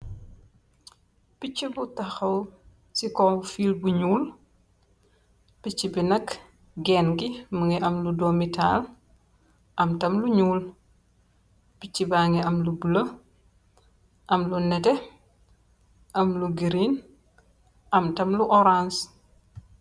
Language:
Wolof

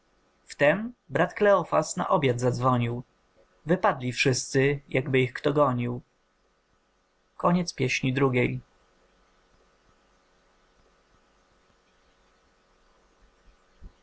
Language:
Polish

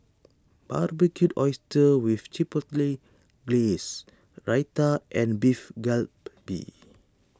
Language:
English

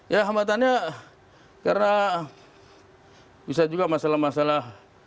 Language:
Indonesian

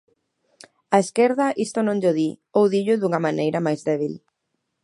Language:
Galician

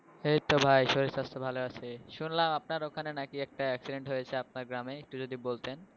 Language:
Bangla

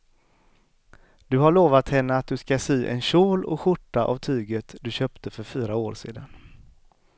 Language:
Swedish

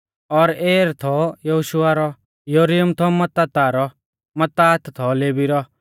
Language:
Mahasu Pahari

